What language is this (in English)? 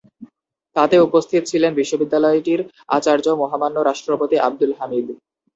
Bangla